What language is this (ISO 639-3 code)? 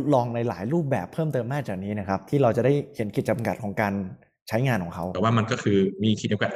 tha